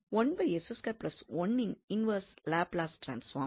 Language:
Tamil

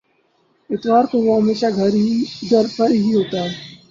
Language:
Urdu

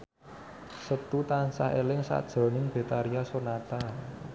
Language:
Javanese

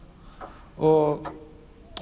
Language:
Icelandic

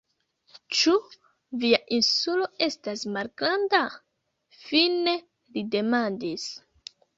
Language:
Esperanto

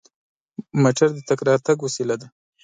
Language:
Pashto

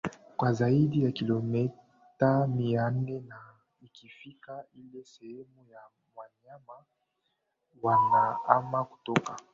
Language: Swahili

